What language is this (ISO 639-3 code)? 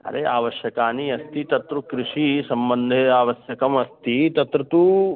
san